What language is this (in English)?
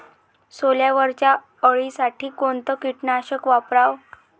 Marathi